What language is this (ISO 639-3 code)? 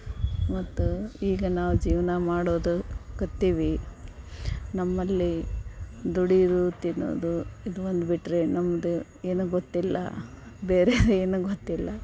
kan